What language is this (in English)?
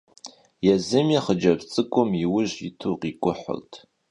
Kabardian